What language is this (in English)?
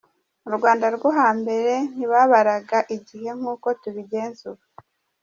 Kinyarwanda